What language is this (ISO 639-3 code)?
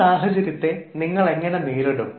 mal